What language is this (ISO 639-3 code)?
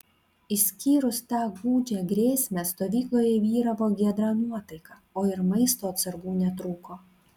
lit